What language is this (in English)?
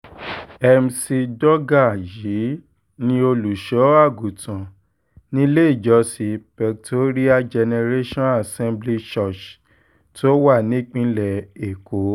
Yoruba